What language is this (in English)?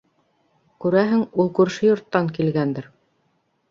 Bashkir